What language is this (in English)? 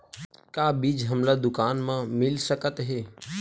Chhattisgarhi